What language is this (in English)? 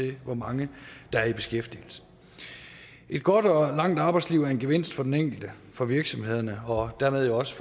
Danish